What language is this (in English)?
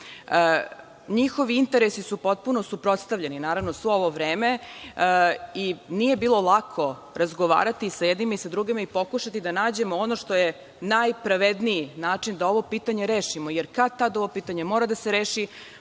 Serbian